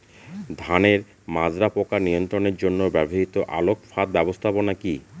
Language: Bangla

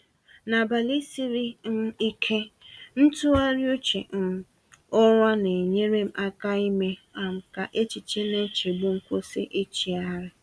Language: Igbo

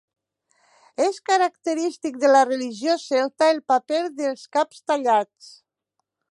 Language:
Catalan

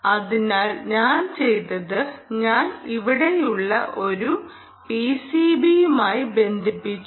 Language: Malayalam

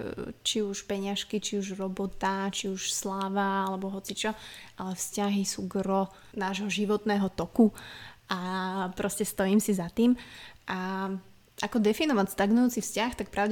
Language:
Slovak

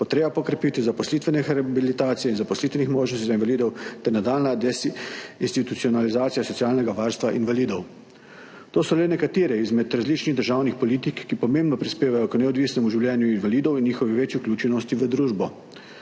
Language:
Slovenian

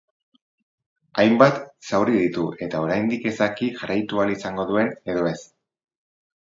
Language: Basque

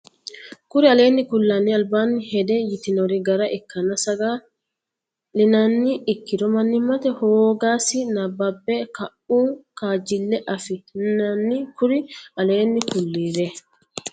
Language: Sidamo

